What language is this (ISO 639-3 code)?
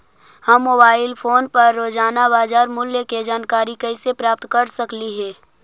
mag